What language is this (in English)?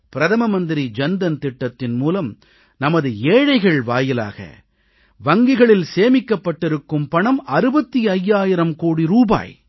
Tamil